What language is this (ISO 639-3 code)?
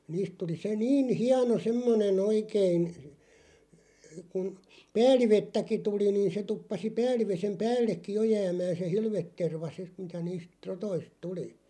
fin